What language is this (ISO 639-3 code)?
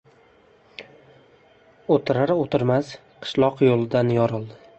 uzb